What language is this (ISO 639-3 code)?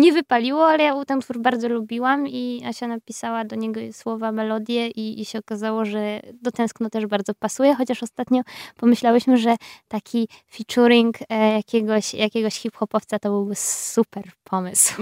pol